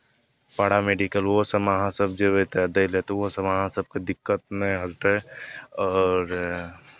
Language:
Maithili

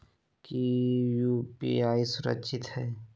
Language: Magahi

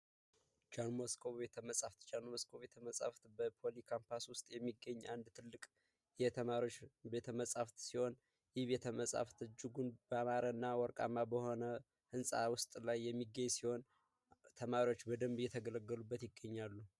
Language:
Amharic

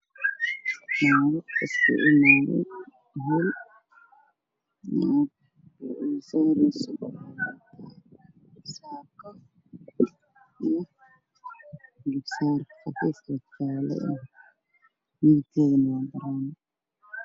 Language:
Somali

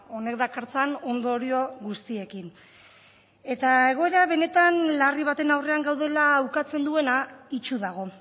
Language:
Basque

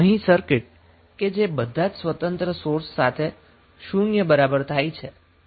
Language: Gujarati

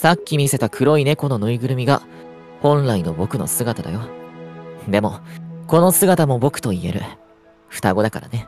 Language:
Japanese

